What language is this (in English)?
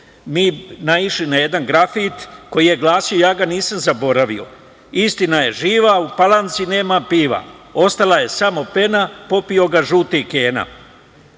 Serbian